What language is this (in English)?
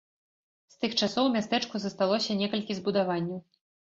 Belarusian